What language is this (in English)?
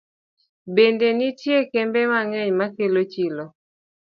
Luo (Kenya and Tanzania)